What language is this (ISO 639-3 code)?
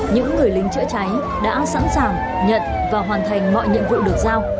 vie